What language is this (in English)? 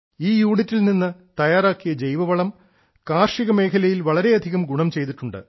Malayalam